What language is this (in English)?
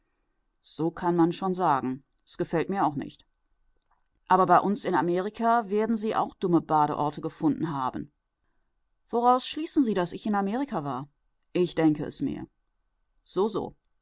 German